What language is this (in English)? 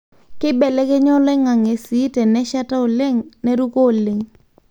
Masai